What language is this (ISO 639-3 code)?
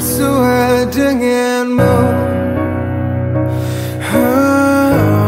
ind